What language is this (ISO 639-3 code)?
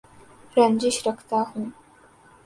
urd